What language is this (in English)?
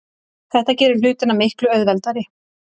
Icelandic